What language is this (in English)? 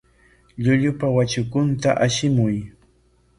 Corongo Ancash Quechua